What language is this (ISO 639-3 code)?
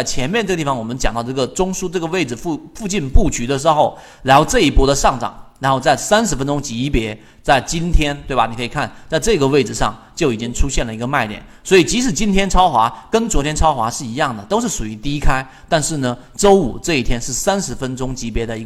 zho